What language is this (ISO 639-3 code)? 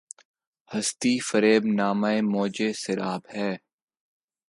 urd